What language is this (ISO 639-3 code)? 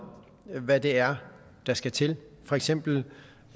dan